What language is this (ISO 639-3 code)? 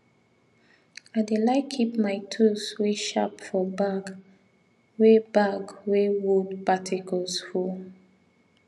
pcm